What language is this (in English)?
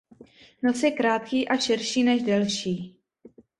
Czech